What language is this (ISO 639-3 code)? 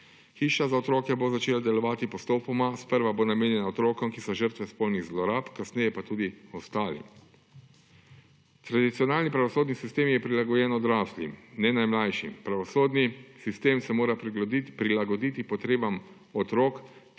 slv